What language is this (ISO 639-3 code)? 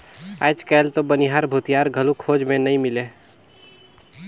hne